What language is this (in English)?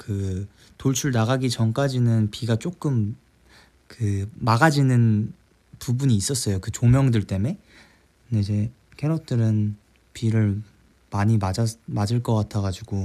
Korean